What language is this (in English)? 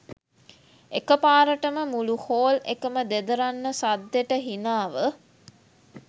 Sinhala